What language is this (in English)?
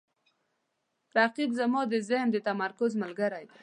Pashto